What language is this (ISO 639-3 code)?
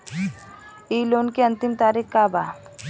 bho